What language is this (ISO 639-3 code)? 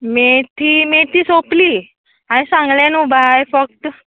kok